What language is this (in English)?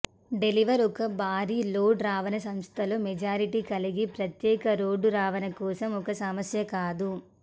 Telugu